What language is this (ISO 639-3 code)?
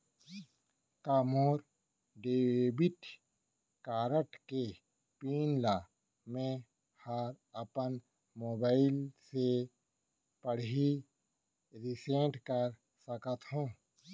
hne